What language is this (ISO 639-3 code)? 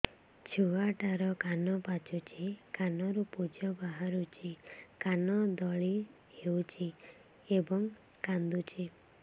ori